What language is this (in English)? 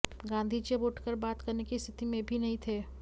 Hindi